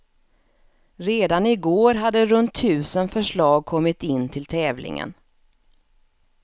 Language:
Swedish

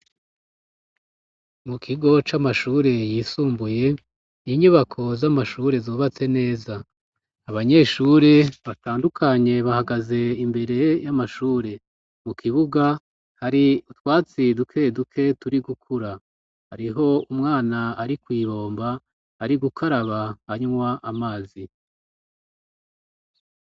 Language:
Rundi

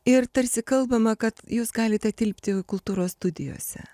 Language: Lithuanian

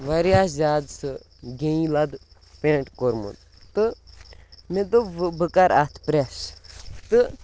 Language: Kashmiri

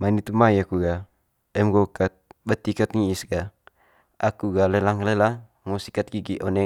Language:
Manggarai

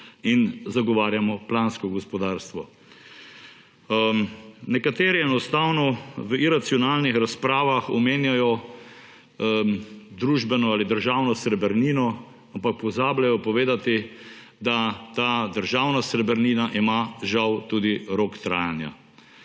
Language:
Slovenian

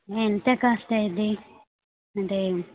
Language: Telugu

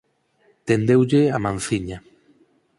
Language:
Galician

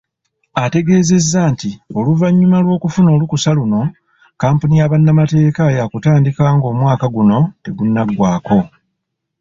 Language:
Ganda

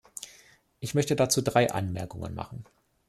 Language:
German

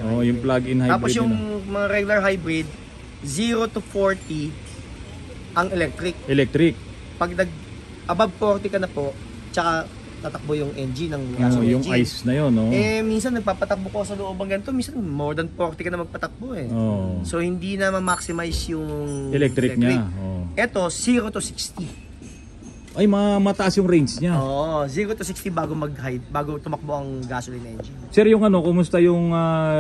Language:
Filipino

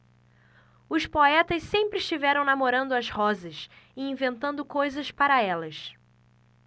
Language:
Portuguese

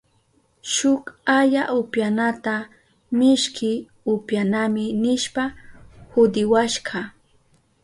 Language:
Southern Pastaza Quechua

